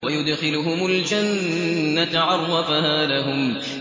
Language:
Arabic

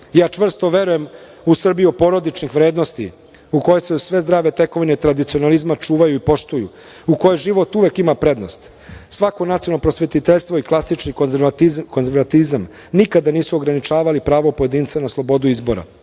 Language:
Serbian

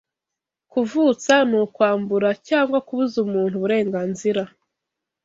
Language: Kinyarwanda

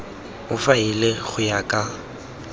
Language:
Tswana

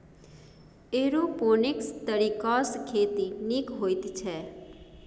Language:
Maithili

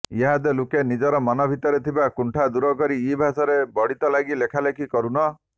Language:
Odia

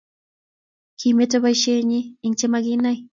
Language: Kalenjin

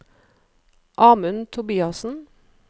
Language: Norwegian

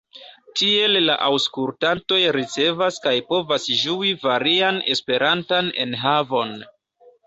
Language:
Esperanto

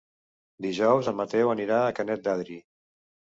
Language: Catalan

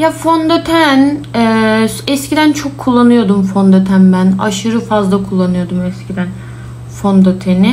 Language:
Turkish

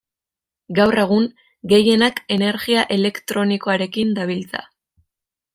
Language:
Basque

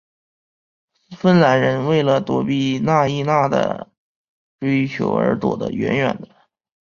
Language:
Chinese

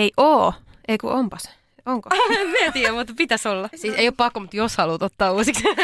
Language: Finnish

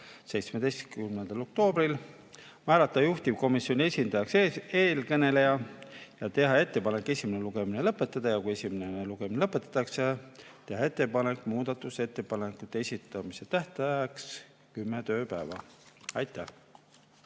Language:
Estonian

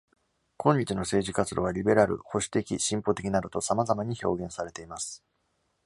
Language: Japanese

